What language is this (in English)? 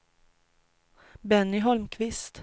Swedish